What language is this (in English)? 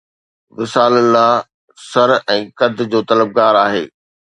Sindhi